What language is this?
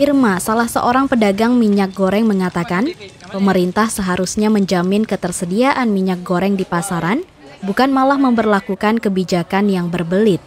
Indonesian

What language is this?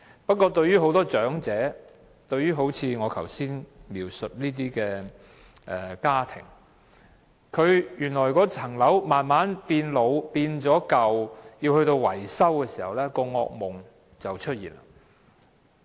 Cantonese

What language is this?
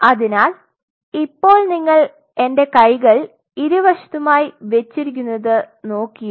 Malayalam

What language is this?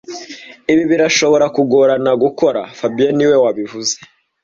Kinyarwanda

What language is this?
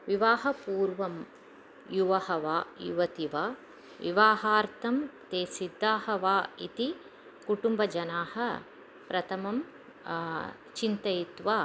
Sanskrit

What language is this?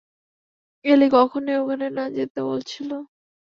Bangla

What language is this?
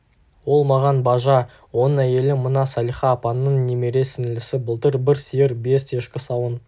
Kazakh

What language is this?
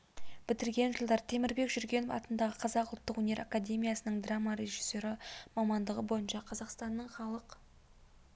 Kazakh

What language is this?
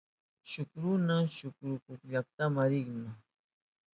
Southern Pastaza Quechua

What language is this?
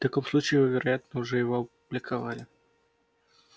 Russian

